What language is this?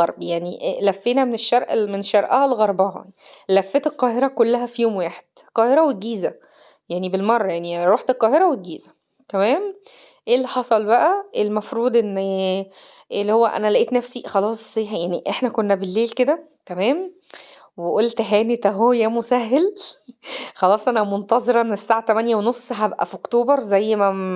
Arabic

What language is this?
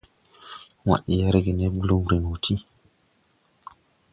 Tupuri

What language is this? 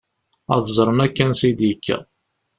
Kabyle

